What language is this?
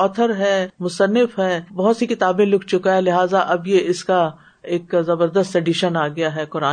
Urdu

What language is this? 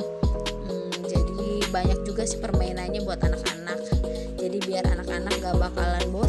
Indonesian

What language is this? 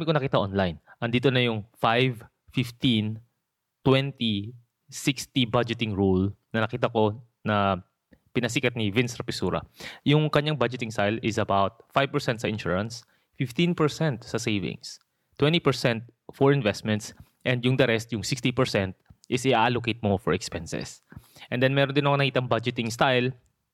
Filipino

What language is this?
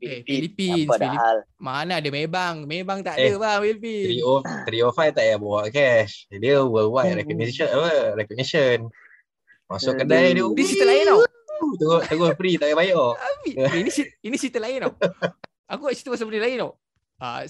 Malay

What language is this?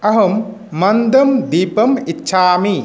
Sanskrit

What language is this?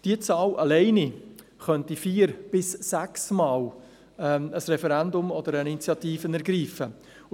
Swiss German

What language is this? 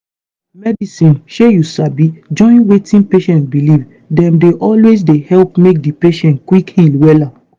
Nigerian Pidgin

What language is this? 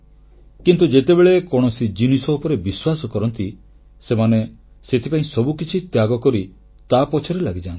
Odia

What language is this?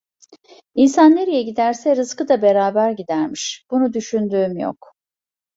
Turkish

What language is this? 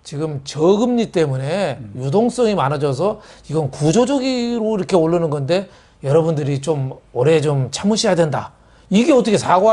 Korean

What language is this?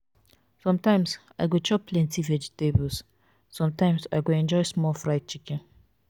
Nigerian Pidgin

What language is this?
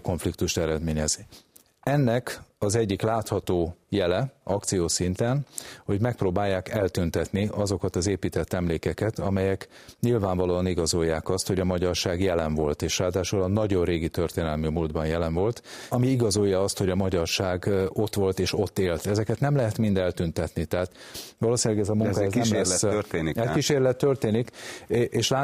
Hungarian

